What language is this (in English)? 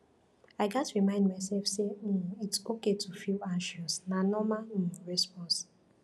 Nigerian Pidgin